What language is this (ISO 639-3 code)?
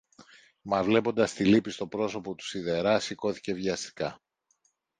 ell